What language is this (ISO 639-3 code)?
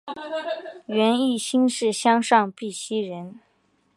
zho